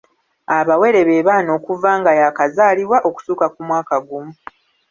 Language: Ganda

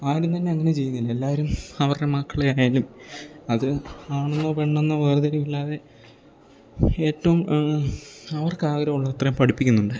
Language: Malayalam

